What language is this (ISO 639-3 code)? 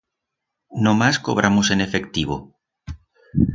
arg